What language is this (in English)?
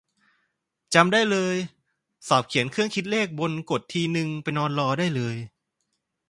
Thai